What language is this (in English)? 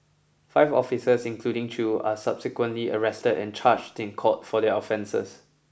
English